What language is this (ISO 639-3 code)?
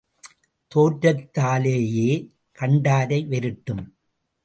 tam